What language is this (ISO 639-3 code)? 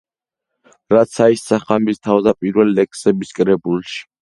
kat